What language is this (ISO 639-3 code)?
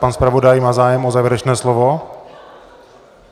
ces